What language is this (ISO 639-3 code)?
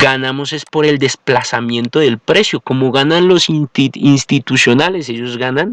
spa